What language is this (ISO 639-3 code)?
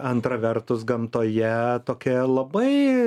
lit